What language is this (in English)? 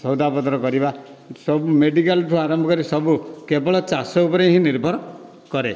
Odia